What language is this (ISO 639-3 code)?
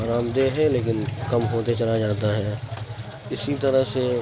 urd